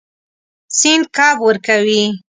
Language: Pashto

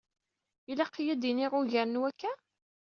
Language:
Kabyle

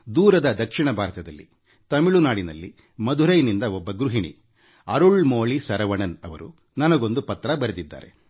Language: Kannada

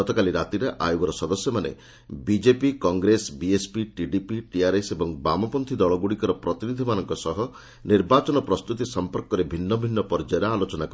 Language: Odia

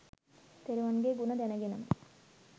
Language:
Sinhala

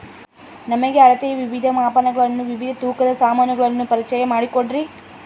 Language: Kannada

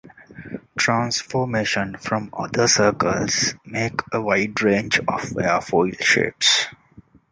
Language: English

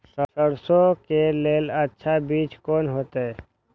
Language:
Maithili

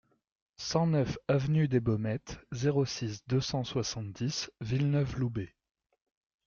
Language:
French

